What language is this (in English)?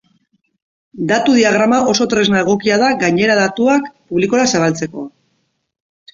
Basque